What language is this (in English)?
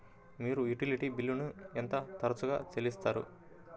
Telugu